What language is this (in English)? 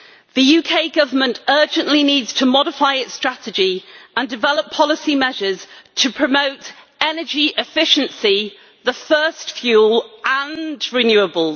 English